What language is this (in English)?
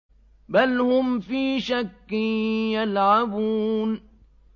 Arabic